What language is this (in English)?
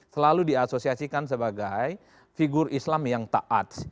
Indonesian